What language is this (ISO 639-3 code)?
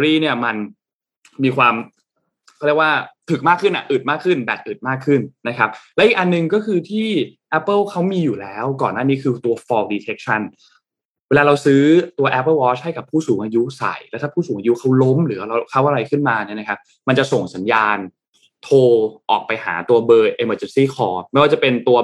tha